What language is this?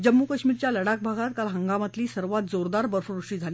Marathi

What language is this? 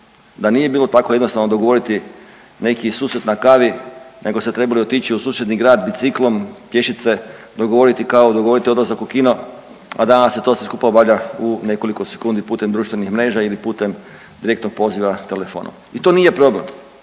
Croatian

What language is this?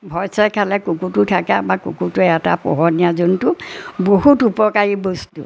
Assamese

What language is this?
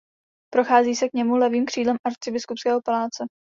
Czech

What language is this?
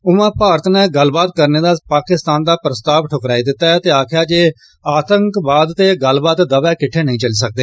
Dogri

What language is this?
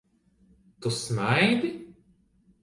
Latvian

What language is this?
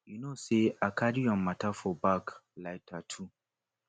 Nigerian Pidgin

